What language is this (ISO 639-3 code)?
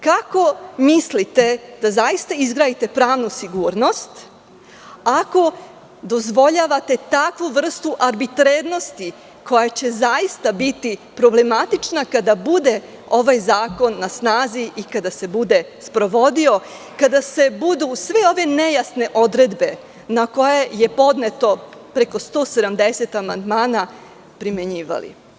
srp